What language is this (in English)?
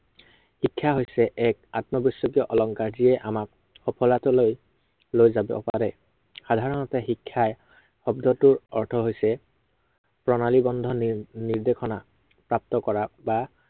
Assamese